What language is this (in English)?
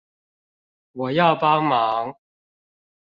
Chinese